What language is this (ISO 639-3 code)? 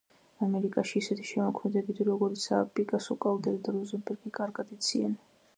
kat